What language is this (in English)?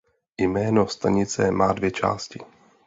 Czech